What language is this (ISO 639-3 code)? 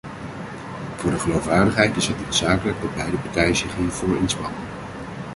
nld